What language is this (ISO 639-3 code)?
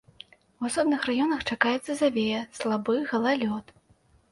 bel